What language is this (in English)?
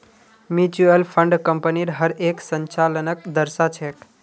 Magahi